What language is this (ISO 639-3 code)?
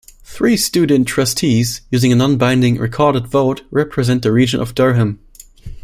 eng